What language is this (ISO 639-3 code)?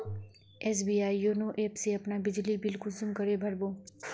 mag